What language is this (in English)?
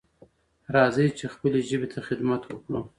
Pashto